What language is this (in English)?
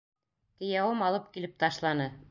Bashkir